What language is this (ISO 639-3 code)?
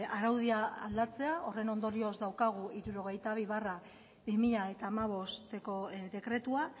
eus